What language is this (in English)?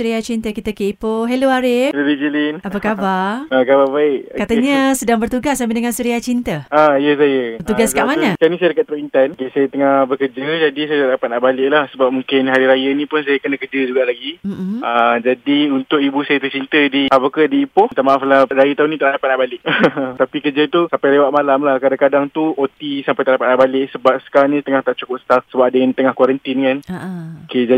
Malay